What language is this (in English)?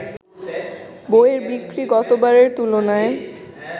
Bangla